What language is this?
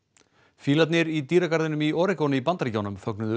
Icelandic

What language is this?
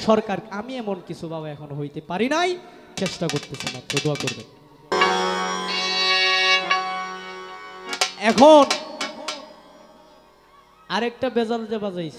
Arabic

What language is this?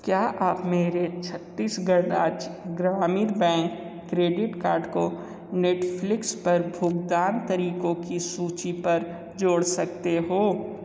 Hindi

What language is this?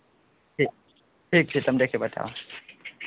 Maithili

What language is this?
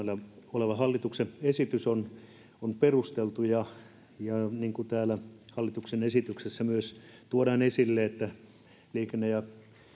Finnish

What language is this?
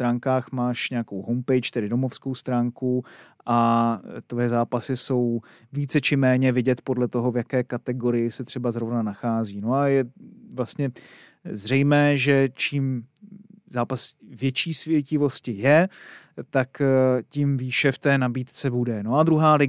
Czech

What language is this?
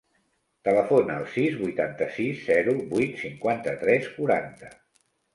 Catalan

